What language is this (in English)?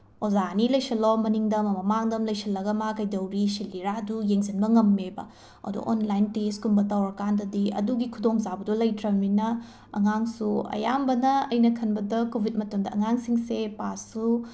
Manipuri